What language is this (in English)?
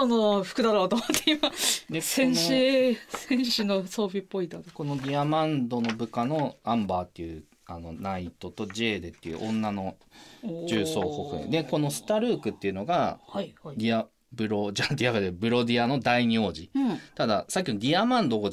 Japanese